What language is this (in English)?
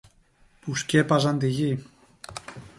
Greek